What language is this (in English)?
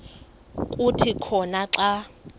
Xhosa